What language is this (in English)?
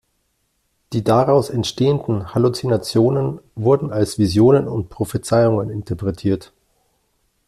German